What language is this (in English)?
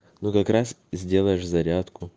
Russian